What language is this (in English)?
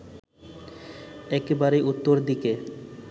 Bangla